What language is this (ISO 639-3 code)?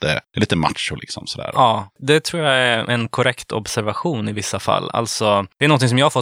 swe